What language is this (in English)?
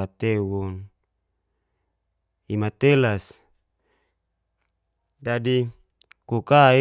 Geser-Gorom